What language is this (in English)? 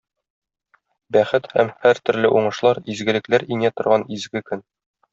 Tatar